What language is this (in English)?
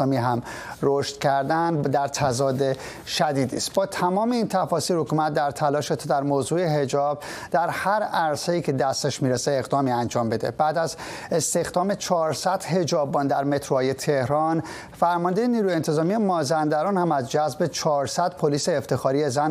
Persian